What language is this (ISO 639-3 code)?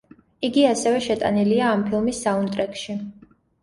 kat